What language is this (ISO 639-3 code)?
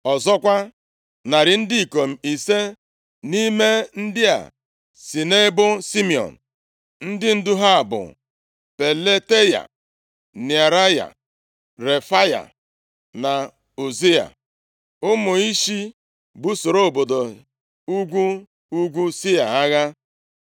ibo